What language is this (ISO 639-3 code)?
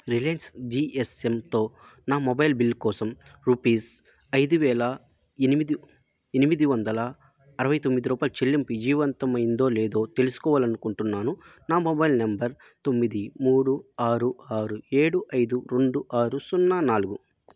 tel